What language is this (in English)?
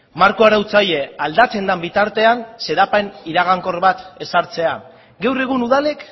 Basque